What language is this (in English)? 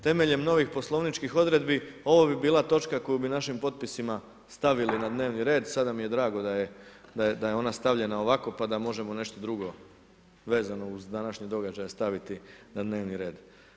Croatian